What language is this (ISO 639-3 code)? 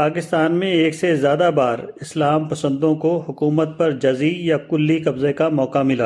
urd